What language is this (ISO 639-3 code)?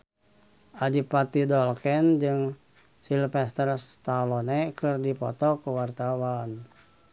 sun